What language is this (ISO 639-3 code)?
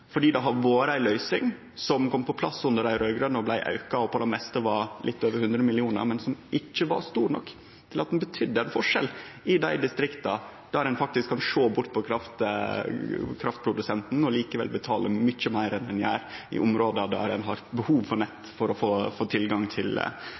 nno